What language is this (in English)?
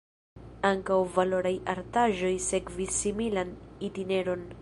Esperanto